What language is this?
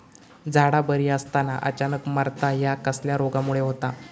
Marathi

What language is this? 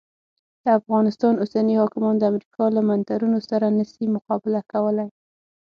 Pashto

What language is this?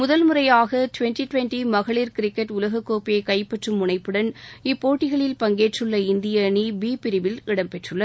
Tamil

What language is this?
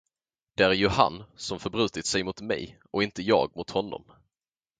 Swedish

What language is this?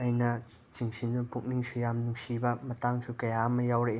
Manipuri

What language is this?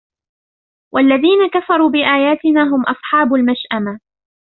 Arabic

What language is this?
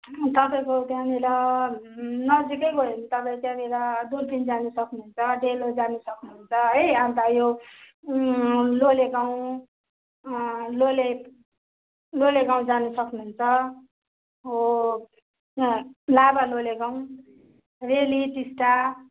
Nepali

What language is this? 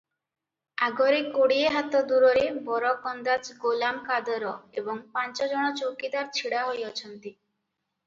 Odia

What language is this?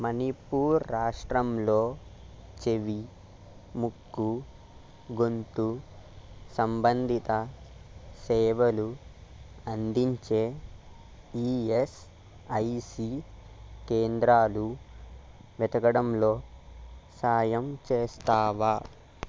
Telugu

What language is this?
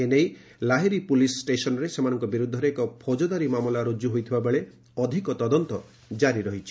Odia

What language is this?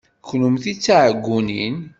Kabyle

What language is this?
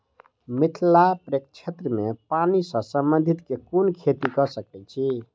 Maithili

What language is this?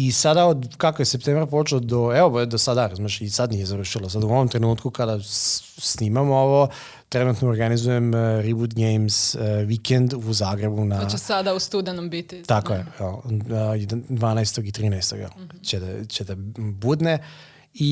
Croatian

